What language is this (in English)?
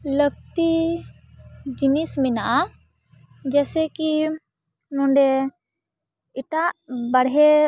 Santali